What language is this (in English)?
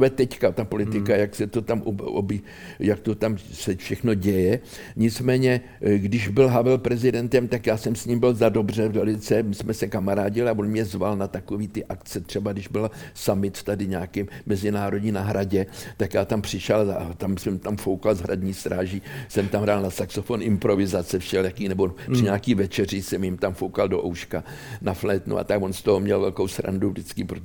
Czech